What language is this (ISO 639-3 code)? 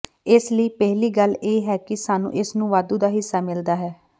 pan